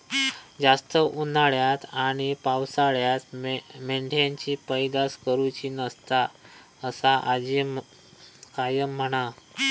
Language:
Marathi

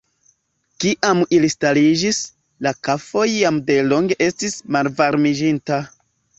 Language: Esperanto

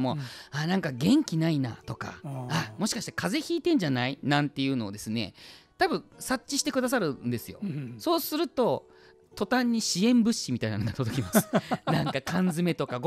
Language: Japanese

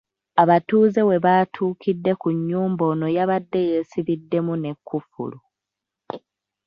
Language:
Ganda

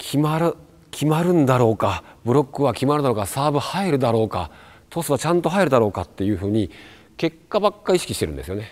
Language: Japanese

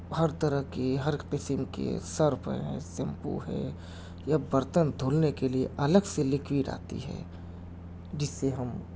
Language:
Urdu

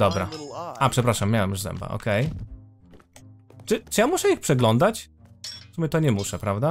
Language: Polish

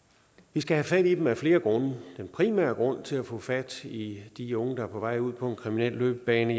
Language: Danish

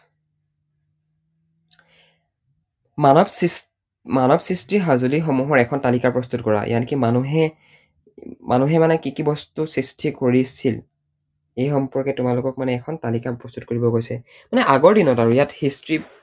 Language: Assamese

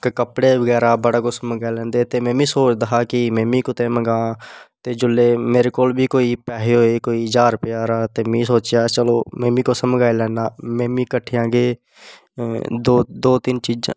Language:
Dogri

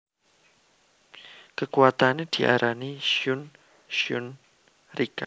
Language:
Javanese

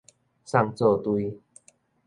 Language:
Min Nan Chinese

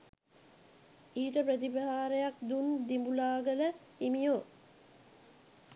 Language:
Sinhala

